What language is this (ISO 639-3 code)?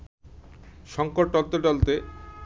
ben